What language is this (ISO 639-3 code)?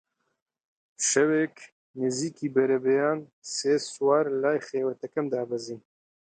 ckb